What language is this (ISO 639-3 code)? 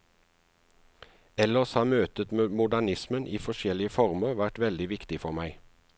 nor